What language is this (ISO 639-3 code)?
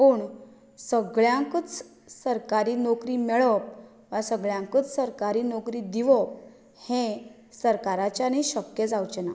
kok